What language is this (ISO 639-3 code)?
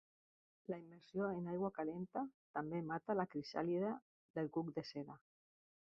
cat